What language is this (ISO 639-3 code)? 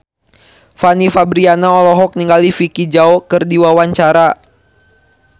sun